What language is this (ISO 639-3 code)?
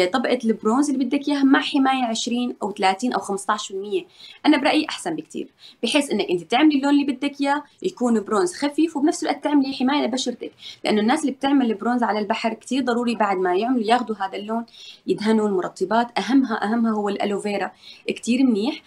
ara